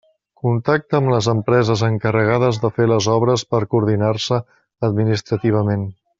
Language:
Catalan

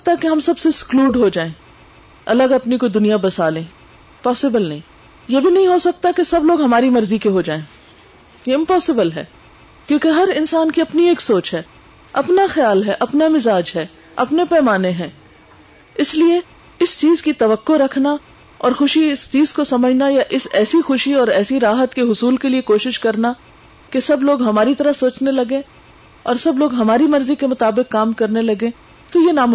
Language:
Urdu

